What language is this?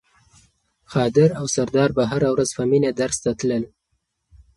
Pashto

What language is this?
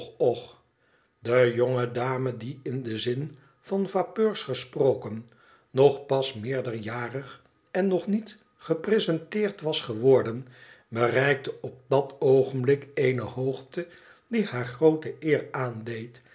Dutch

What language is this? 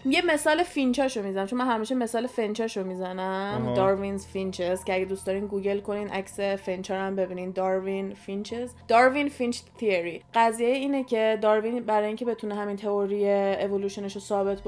Persian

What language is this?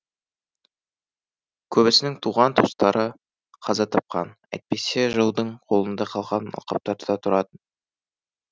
Kazakh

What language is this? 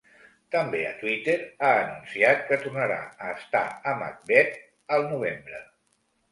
Catalan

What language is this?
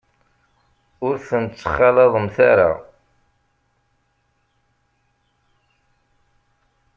Kabyle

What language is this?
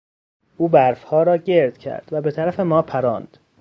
Persian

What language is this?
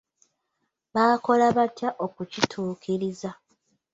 Ganda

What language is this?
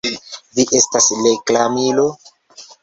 Esperanto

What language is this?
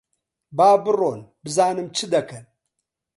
Central Kurdish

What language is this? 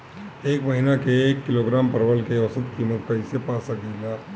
Bhojpuri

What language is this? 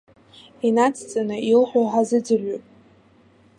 Abkhazian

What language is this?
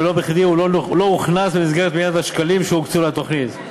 Hebrew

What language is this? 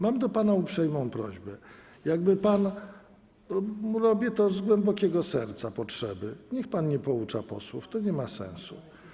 Polish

